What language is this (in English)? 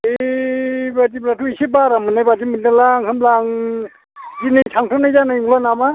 Bodo